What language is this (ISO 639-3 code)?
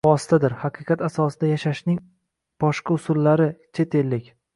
uzb